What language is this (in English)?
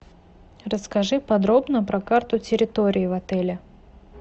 Russian